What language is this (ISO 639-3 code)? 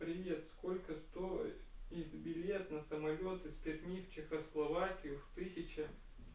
rus